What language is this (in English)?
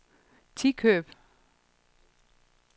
Danish